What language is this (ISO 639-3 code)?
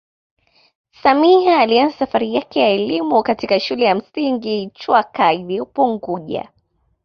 swa